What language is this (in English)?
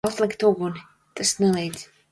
Latvian